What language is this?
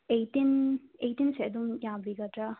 Manipuri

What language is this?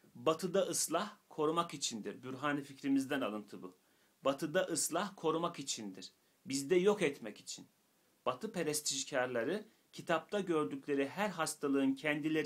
Turkish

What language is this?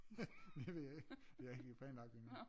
Danish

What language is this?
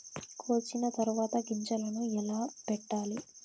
Telugu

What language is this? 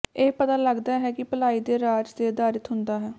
Punjabi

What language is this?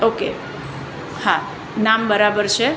Gujarati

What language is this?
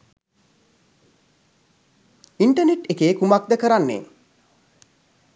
Sinhala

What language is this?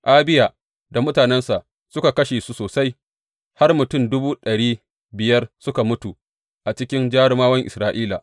Hausa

